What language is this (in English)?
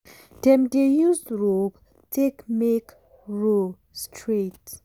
Nigerian Pidgin